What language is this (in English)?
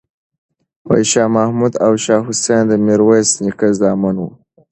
Pashto